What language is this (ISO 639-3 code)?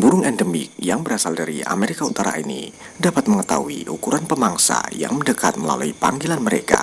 ind